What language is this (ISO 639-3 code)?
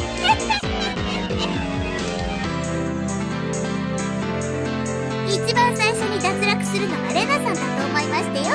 jpn